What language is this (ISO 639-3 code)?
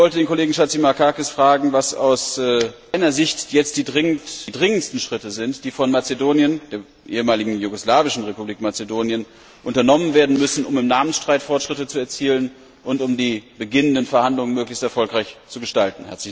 deu